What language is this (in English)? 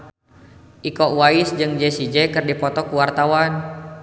Sundanese